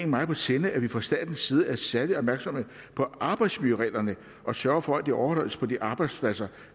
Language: Danish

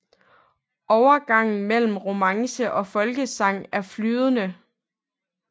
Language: Danish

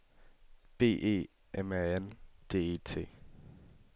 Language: Danish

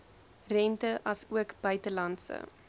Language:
Afrikaans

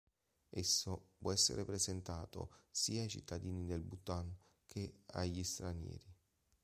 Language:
Italian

